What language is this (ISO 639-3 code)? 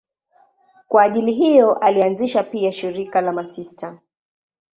swa